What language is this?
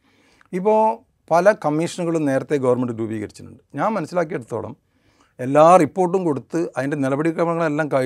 Malayalam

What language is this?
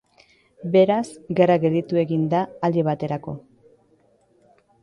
Basque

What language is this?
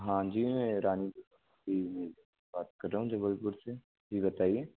Hindi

